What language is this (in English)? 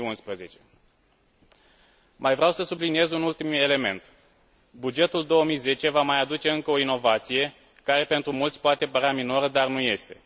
Romanian